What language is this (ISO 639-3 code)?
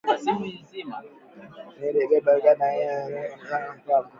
swa